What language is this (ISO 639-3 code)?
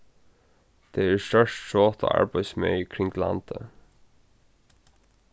fao